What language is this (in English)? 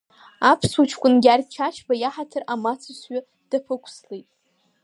Abkhazian